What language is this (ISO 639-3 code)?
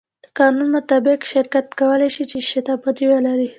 pus